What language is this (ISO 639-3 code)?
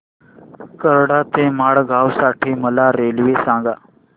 mar